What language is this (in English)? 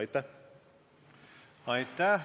Estonian